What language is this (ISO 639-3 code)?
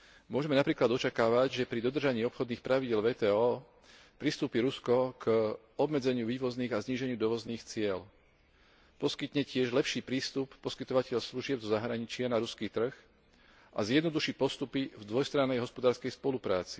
slk